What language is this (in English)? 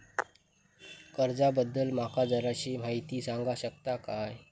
Marathi